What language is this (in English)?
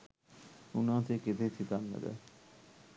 Sinhala